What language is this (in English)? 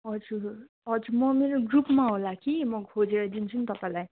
Nepali